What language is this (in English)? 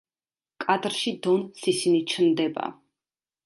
Georgian